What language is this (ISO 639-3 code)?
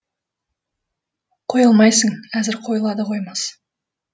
kaz